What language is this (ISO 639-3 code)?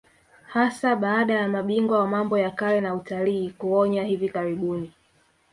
swa